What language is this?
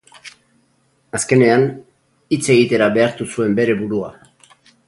Basque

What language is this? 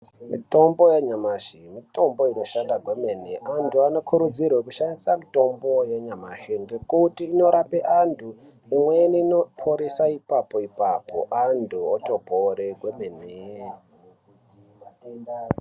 Ndau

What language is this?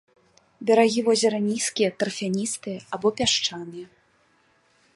Belarusian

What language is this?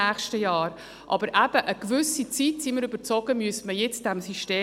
Swiss German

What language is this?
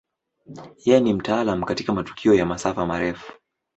Swahili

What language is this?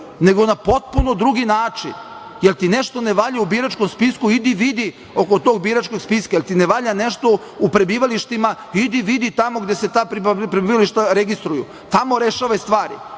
Serbian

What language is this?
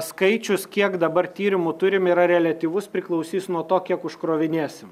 Lithuanian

